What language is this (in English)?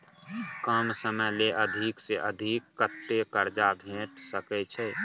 Maithili